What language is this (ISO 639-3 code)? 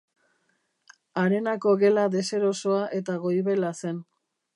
eus